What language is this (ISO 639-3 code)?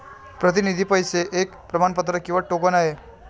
mar